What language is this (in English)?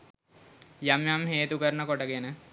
Sinhala